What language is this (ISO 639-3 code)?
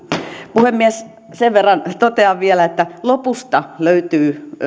fin